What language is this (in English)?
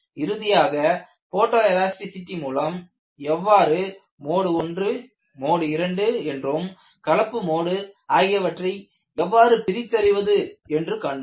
Tamil